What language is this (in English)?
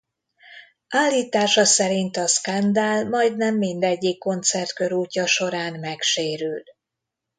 Hungarian